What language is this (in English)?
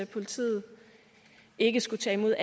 Danish